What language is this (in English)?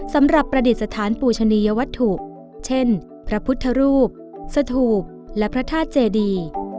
Thai